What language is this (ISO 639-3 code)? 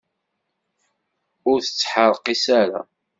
kab